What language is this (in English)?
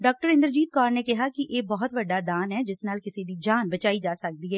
Punjabi